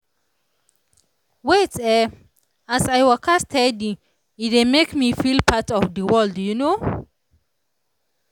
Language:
Nigerian Pidgin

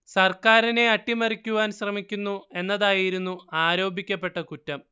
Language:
Malayalam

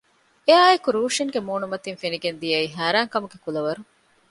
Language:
Divehi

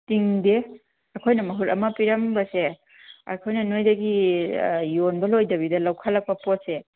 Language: Manipuri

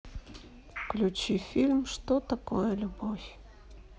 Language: Russian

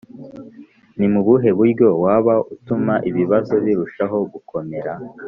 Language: Kinyarwanda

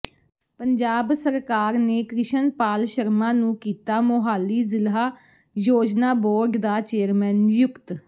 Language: Punjabi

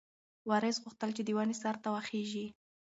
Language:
Pashto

